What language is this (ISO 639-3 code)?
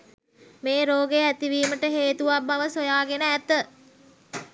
sin